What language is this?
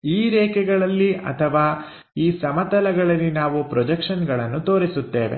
Kannada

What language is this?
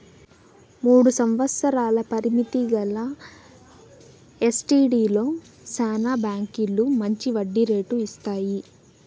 Telugu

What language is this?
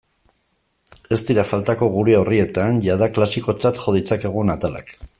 Basque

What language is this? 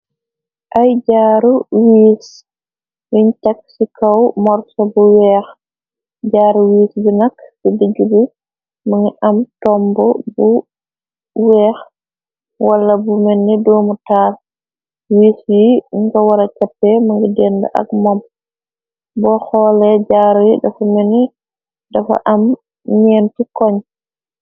Wolof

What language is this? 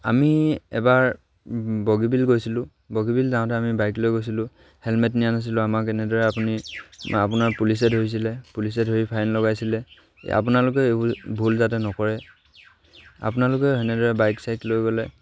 Assamese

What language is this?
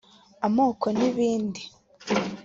Kinyarwanda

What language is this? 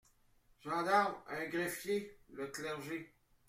French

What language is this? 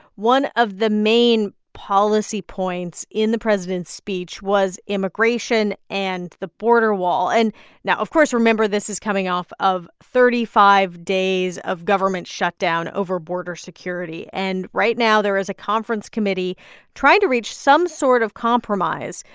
English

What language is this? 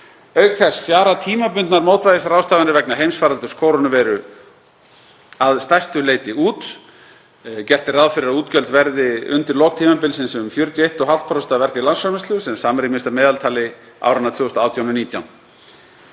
Icelandic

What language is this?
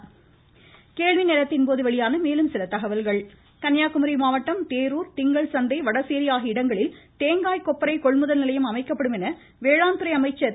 Tamil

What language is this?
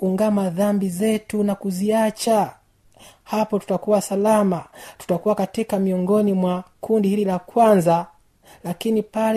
Swahili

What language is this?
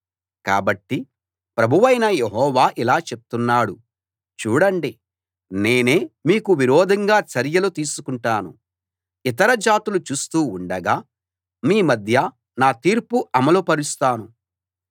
Telugu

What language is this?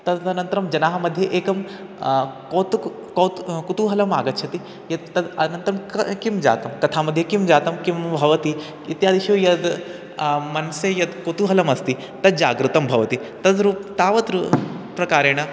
Sanskrit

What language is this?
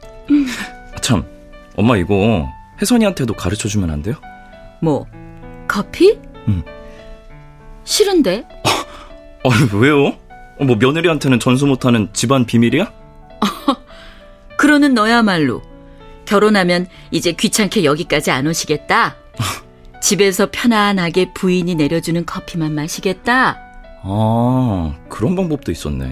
Korean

